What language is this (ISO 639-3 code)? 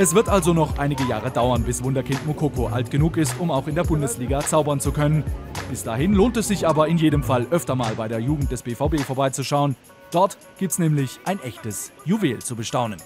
deu